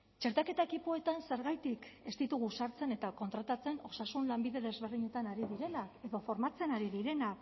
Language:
Basque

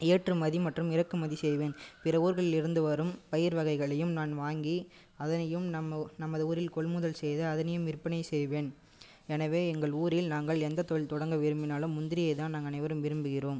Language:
Tamil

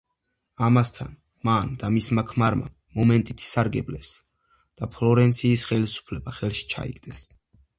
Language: Georgian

